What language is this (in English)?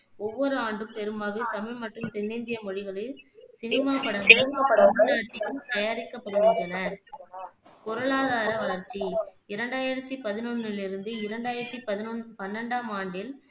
Tamil